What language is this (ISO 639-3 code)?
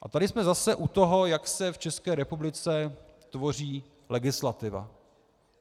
ces